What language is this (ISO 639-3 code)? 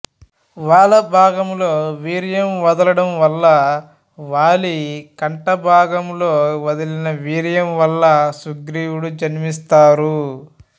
tel